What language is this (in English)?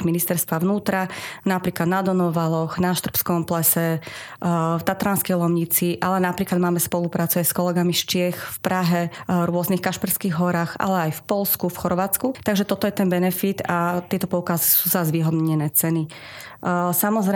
Slovak